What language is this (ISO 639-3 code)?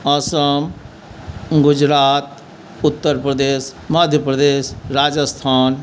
mai